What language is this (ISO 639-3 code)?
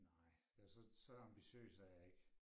dan